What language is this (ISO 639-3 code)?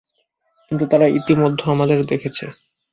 ben